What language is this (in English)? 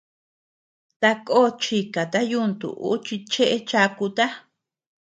Tepeuxila Cuicatec